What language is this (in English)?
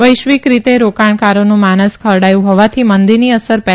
Gujarati